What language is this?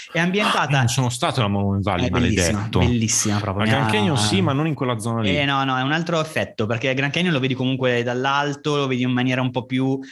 Italian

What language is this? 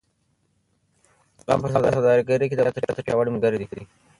Pashto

